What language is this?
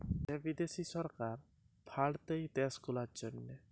Bangla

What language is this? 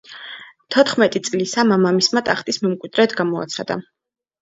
Georgian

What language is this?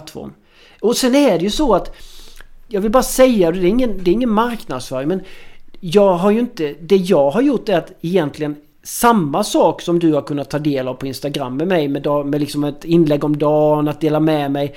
Swedish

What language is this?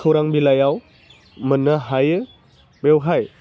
Bodo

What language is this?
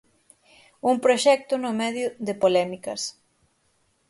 Galician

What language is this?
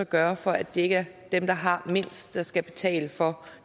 Danish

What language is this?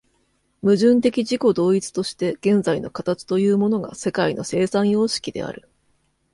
Japanese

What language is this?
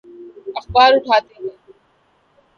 Urdu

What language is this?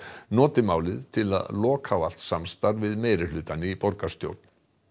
Icelandic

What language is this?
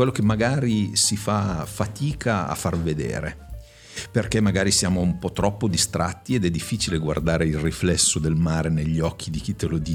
Italian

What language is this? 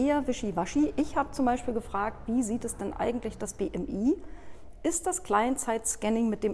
German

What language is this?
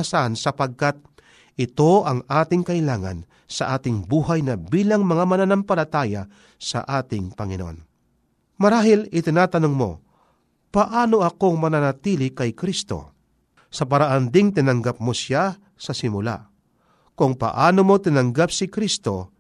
Filipino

